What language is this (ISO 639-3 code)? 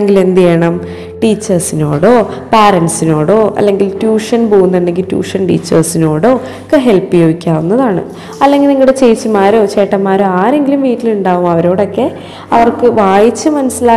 mal